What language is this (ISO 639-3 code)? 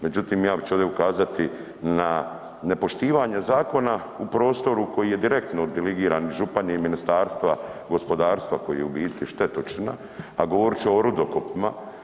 hrv